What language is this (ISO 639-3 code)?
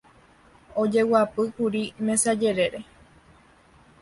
grn